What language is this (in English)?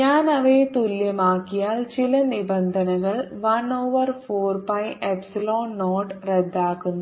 Malayalam